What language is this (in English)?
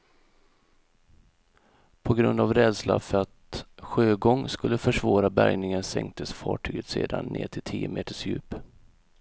Swedish